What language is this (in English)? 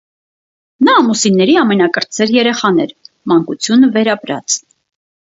Armenian